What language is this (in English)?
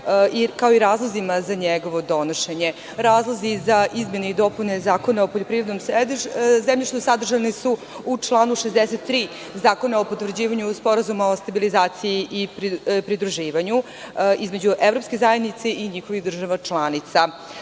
Serbian